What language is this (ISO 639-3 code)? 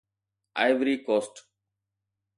snd